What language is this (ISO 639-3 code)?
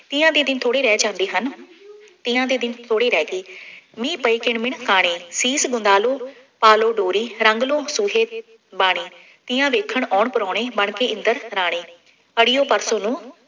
pan